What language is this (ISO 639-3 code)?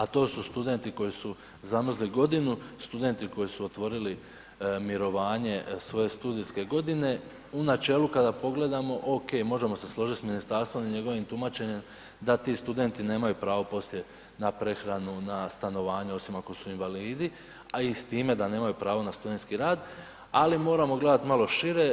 hrv